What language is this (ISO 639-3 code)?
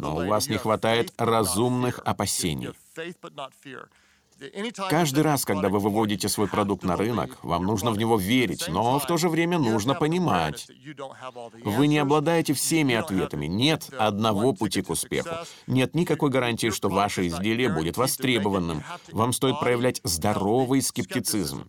rus